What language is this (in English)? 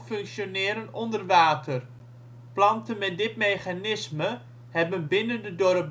Dutch